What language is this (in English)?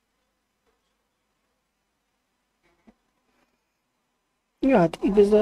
Hungarian